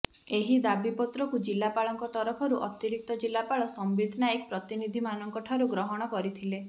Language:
Odia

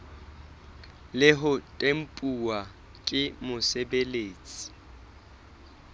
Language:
Southern Sotho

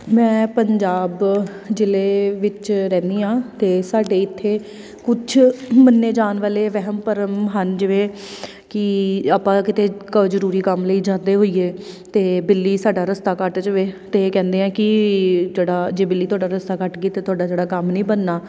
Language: Punjabi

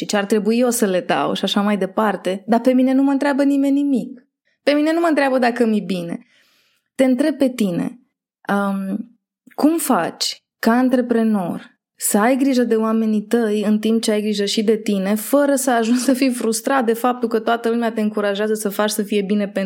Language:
Romanian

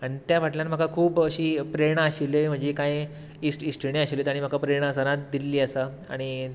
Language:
Konkani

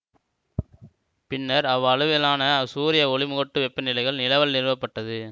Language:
Tamil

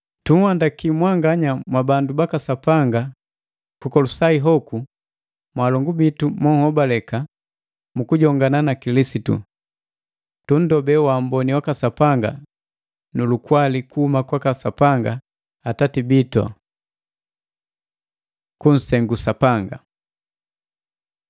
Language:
Matengo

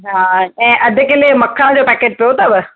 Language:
Sindhi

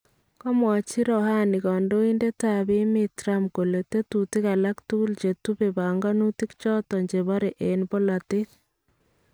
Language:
Kalenjin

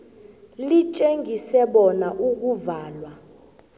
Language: South Ndebele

